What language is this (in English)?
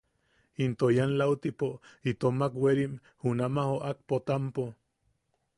Yaqui